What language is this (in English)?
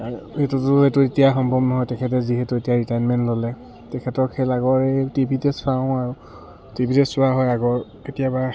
Assamese